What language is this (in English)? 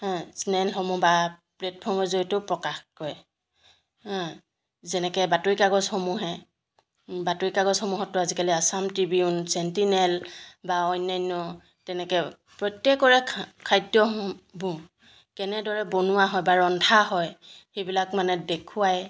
Assamese